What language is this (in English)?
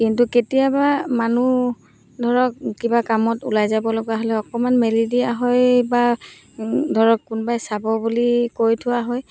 Assamese